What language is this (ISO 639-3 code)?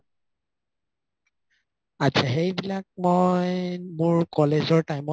asm